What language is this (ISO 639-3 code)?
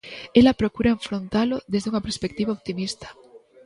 glg